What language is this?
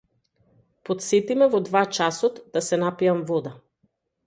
Macedonian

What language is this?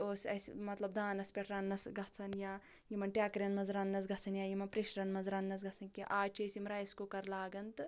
Kashmiri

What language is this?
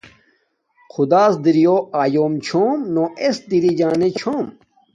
Domaaki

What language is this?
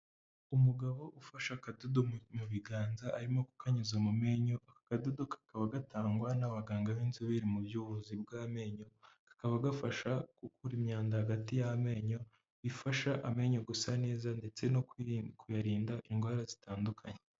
Kinyarwanda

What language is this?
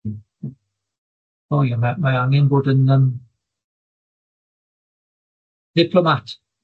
Welsh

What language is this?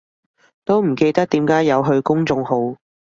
Cantonese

